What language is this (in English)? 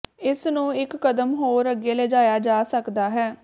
Punjabi